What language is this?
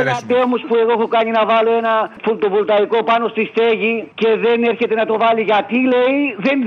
Greek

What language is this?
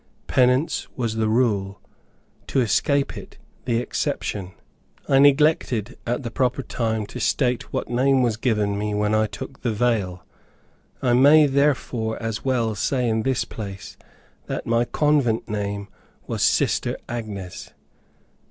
English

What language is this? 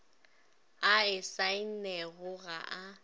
Northern Sotho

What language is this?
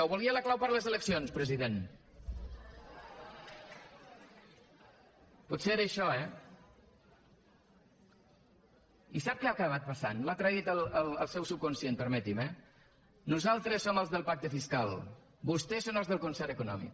Catalan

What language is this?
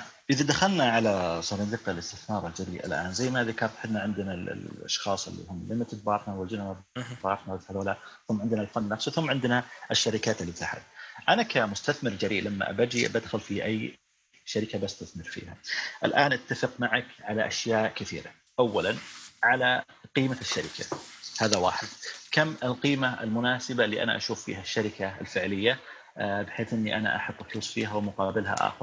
Arabic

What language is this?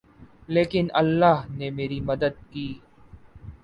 Urdu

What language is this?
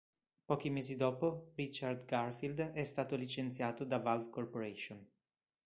Italian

